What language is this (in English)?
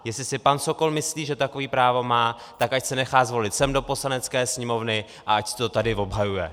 Czech